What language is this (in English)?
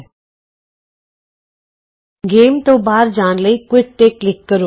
Punjabi